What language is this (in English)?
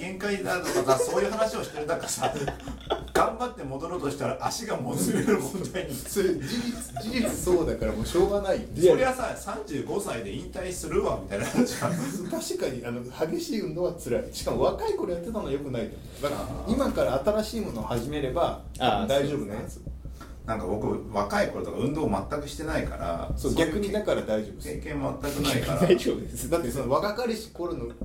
Japanese